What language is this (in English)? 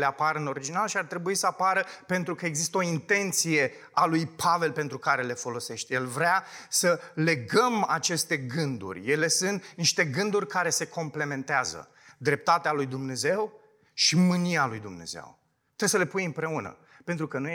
Romanian